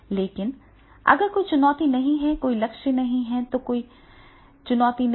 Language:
Hindi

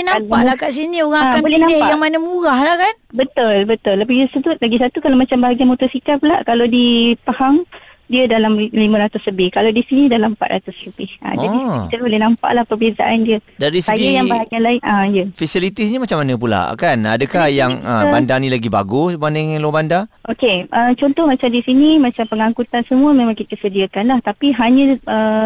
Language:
Malay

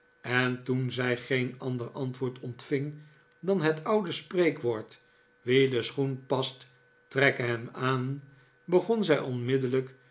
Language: Dutch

